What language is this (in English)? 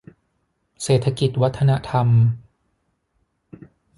Thai